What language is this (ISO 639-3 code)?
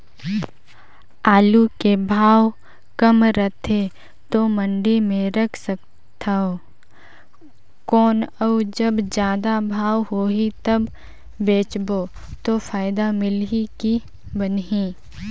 hne